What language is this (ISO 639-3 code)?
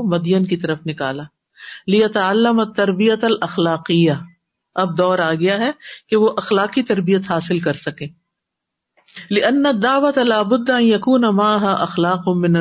urd